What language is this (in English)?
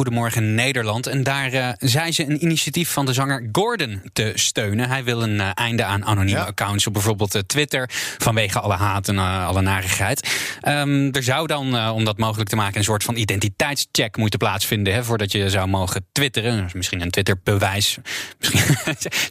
Dutch